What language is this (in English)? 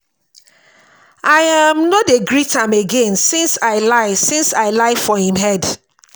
Nigerian Pidgin